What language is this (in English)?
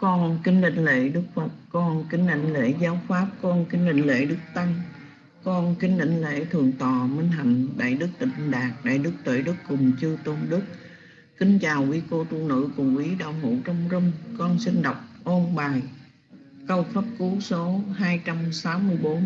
Vietnamese